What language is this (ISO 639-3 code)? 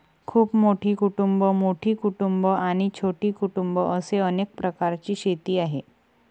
mar